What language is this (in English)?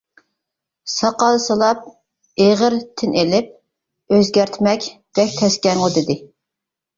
Uyghur